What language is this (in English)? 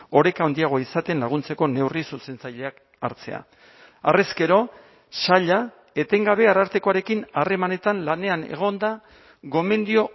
Basque